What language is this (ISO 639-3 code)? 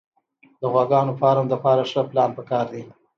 pus